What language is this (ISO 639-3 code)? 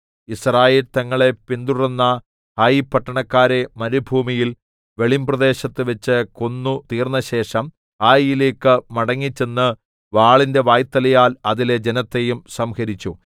mal